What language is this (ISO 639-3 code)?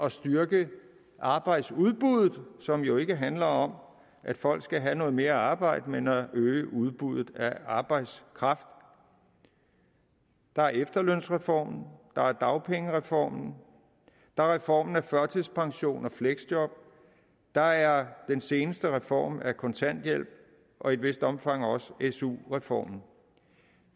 dan